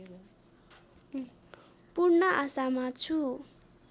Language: Nepali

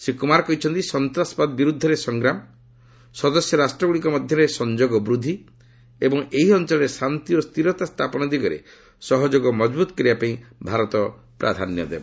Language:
Odia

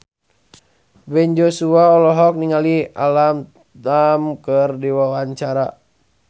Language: Sundanese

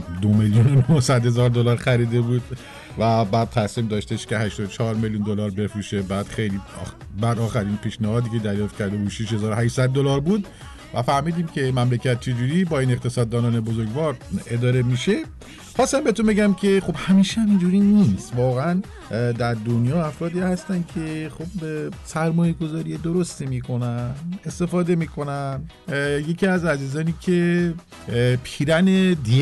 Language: Persian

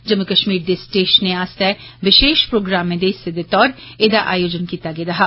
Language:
Dogri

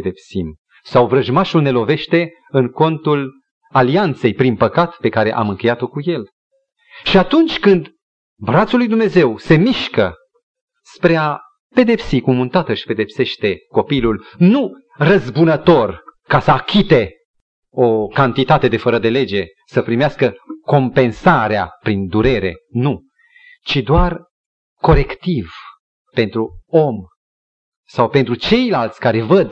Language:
Romanian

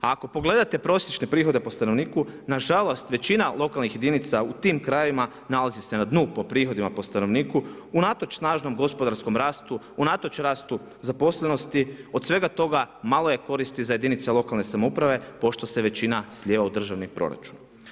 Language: Croatian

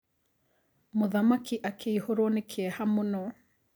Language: Kikuyu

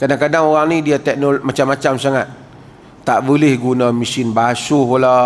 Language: Malay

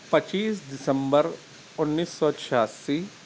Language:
Urdu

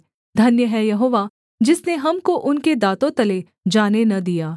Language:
Hindi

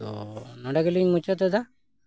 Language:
Santali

